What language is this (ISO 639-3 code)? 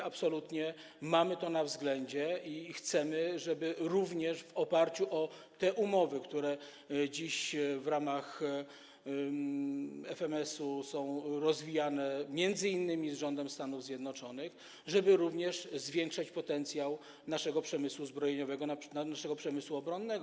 pol